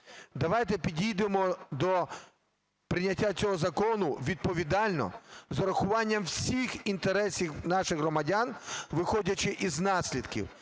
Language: Ukrainian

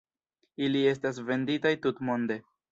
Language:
Esperanto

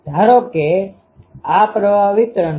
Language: Gujarati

